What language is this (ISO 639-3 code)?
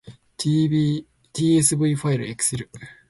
jpn